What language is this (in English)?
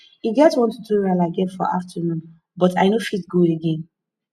Nigerian Pidgin